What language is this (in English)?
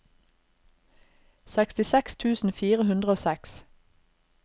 Norwegian